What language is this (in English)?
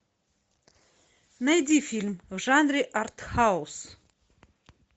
Russian